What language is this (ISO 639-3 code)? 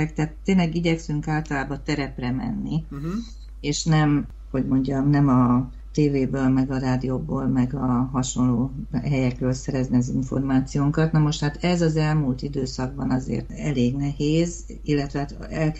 hun